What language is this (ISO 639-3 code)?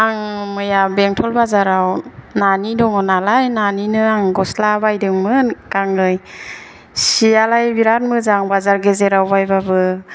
brx